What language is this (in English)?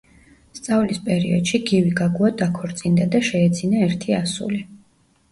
Georgian